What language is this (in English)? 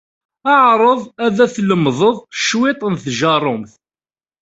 Kabyle